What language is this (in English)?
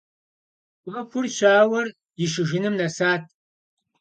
Kabardian